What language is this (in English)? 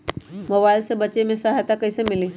Magahi